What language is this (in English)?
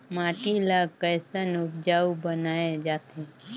Chhattisgarhi